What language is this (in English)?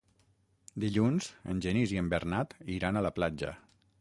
Catalan